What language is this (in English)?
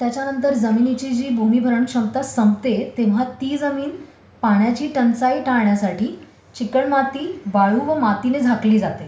Marathi